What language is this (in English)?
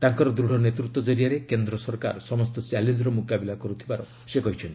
Odia